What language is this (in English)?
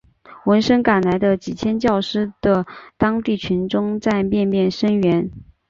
Chinese